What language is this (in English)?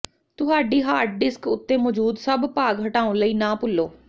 Punjabi